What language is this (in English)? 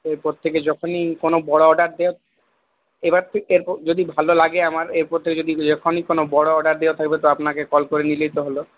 Bangla